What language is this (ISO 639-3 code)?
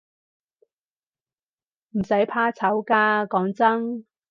yue